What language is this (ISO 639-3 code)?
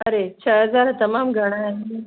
snd